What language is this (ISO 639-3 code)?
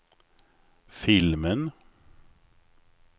swe